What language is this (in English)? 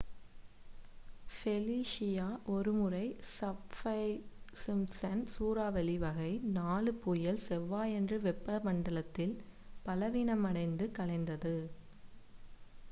Tamil